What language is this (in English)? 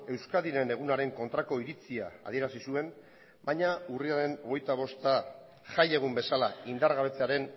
Basque